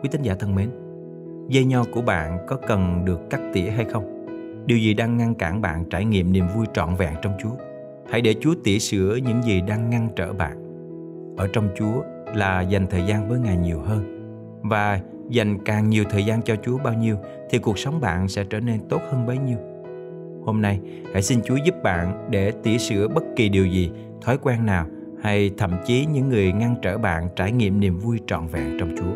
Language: Vietnamese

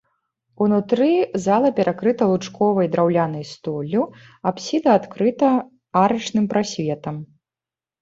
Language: Belarusian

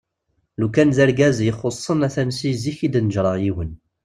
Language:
Kabyle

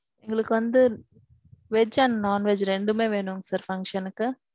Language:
Tamil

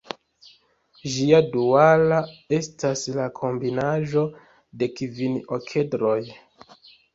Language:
Esperanto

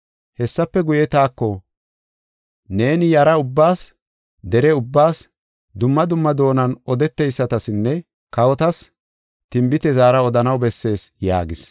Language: Gofa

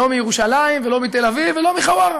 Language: Hebrew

